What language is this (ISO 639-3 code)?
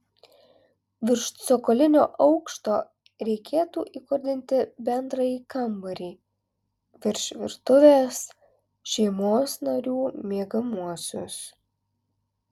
lit